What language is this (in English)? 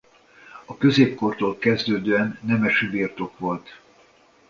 Hungarian